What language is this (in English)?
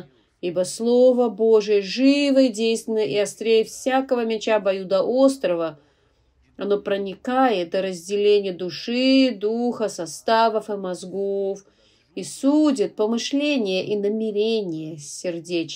Russian